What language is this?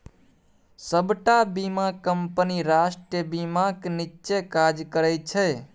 Maithili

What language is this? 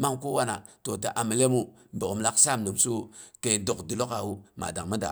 Boghom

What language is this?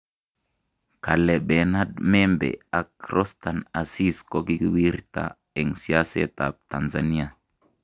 Kalenjin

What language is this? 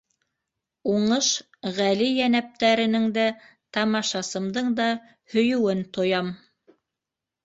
Bashkir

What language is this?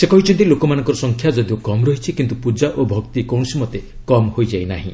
Odia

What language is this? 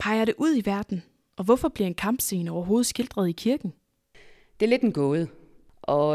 Danish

